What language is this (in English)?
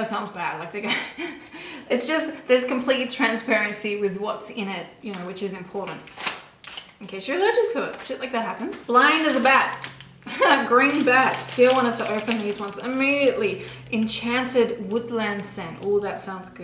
English